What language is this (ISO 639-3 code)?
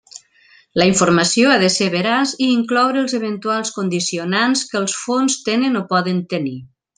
cat